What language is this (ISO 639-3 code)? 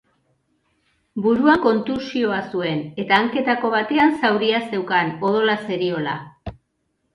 eus